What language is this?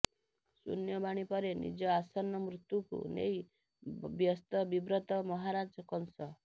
Odia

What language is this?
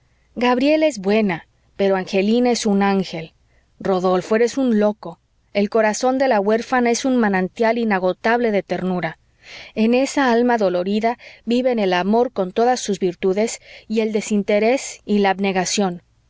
Spanish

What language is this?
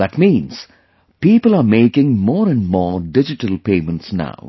English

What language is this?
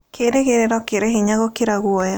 Kikuyu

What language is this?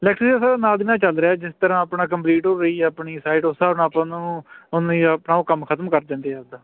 Punjabi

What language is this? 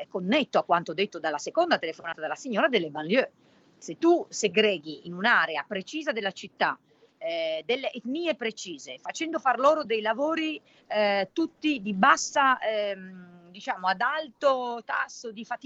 Italian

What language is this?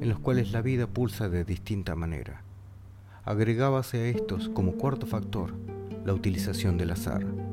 Spanish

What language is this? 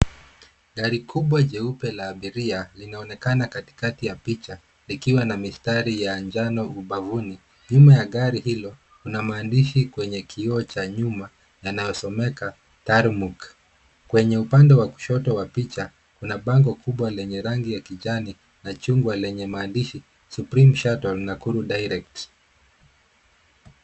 Swahili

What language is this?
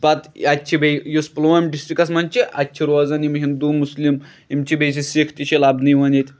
Kashmiri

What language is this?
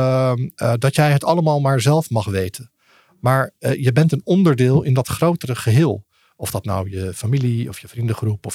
Dutch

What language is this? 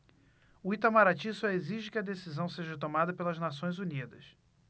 Portuguese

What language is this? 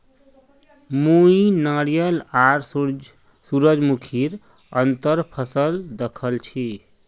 Magahi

